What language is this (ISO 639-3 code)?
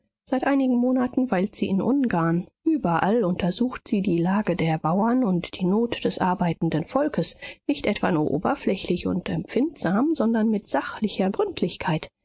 deu